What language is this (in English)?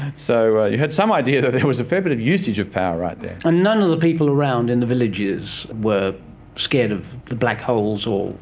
English